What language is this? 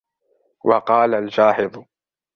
Arabic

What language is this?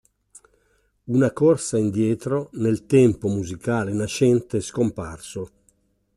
Italian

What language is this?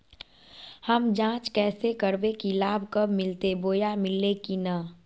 Magahi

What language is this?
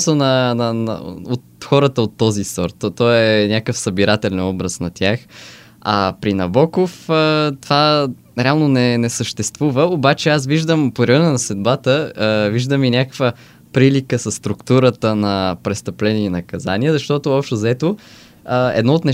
Bulgarian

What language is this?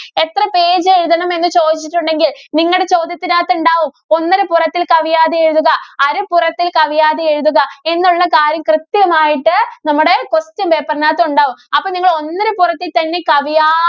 Malayalam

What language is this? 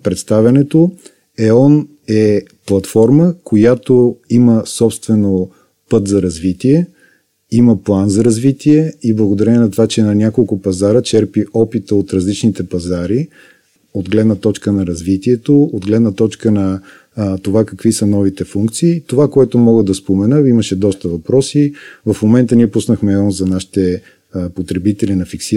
Bulgarian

